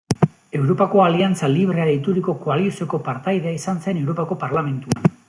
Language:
Basque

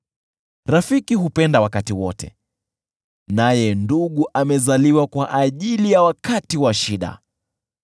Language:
Swahili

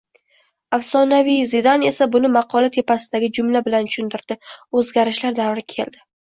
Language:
Uzbek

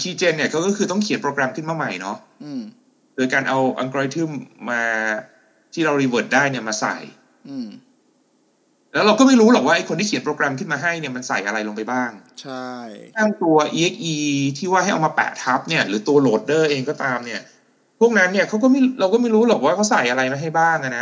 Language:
Thai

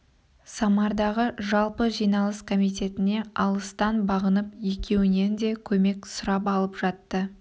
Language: Kazakh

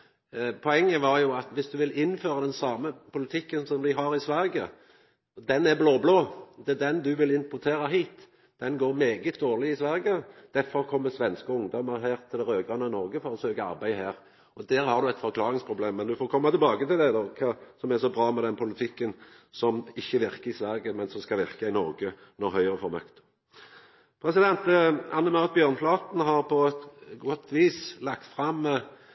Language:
Norwegian Nynorsk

